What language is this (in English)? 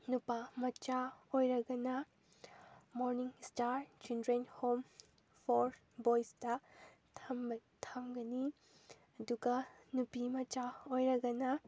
Manipuri